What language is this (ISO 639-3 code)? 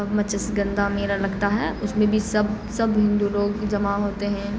urd